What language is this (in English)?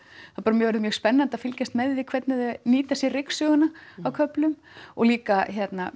Icelandic